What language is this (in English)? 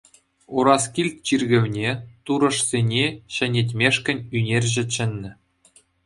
Chuvash